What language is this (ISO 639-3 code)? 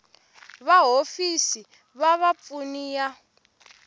tso